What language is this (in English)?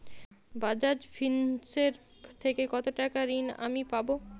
Bangla